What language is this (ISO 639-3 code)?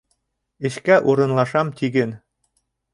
bak